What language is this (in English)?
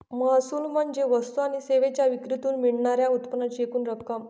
Marathi